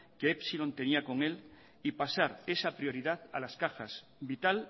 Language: Spanish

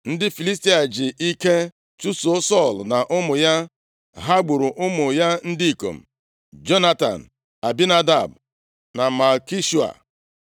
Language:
Igbo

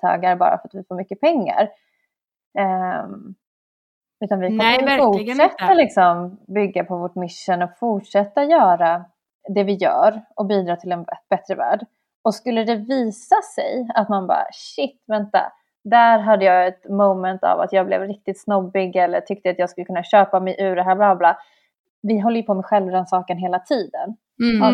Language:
Swedish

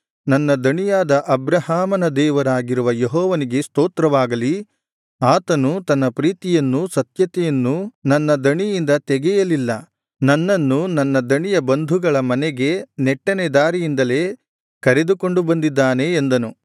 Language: Kannada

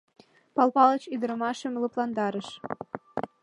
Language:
Mari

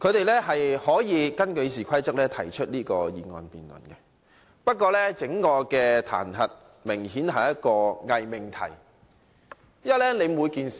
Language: Cantonese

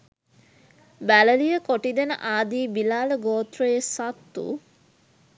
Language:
Sinhala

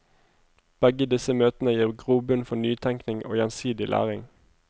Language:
Norwegian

